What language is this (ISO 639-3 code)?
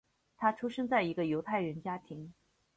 zho